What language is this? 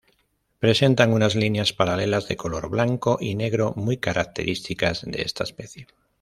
Spanish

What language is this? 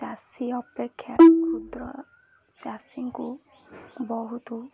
Odia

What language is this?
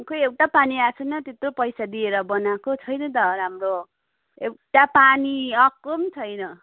Nepali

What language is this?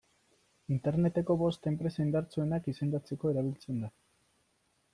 Basque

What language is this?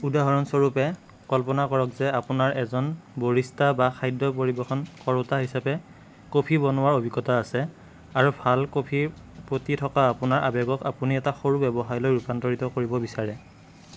Assamese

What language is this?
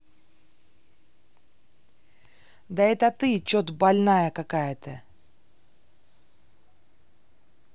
Russian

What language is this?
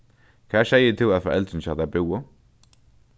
Faroese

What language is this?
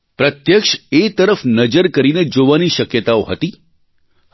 Gujarati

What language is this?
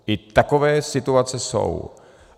Czech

